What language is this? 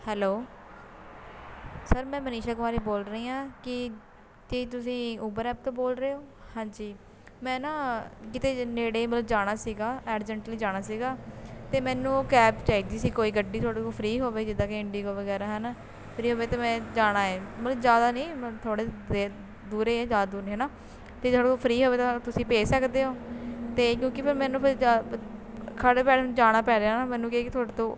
Punjabi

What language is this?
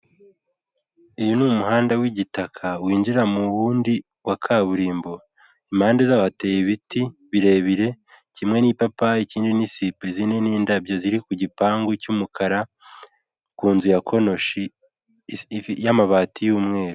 Kinyarwanda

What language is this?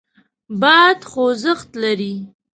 Pashto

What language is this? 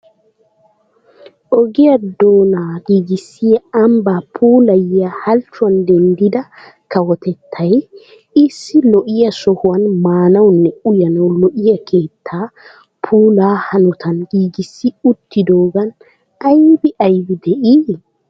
Wolaytta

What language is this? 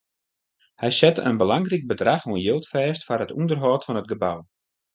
Western Frisian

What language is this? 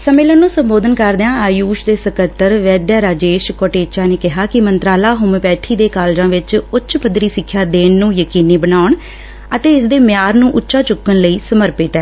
Punjabi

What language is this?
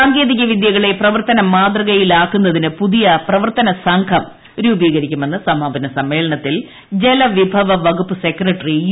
Malayalam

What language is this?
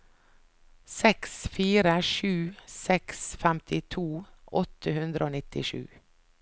Norwegian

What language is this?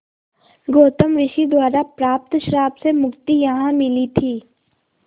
Hindi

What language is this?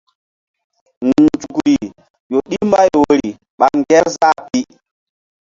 Mbum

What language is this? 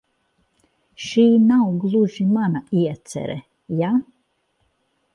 Latvian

